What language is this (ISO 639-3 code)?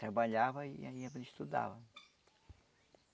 por